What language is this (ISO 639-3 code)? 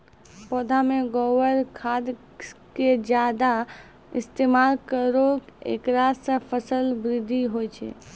mai